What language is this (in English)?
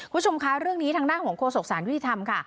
Thai